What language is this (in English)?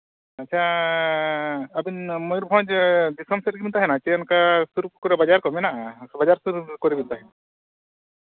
Santali